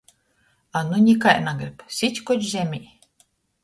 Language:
Latgalian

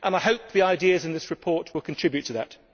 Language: English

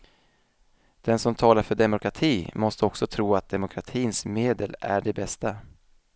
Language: Swedish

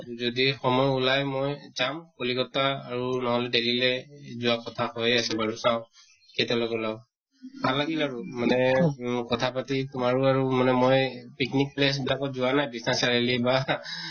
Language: Assamese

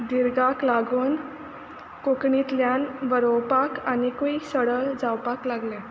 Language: Konkani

